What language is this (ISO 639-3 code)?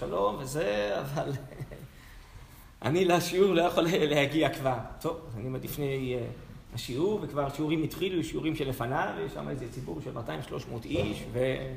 heb